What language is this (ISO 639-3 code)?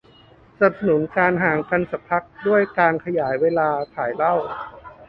tha